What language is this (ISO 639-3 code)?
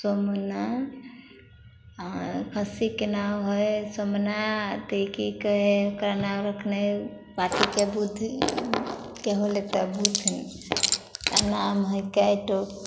mai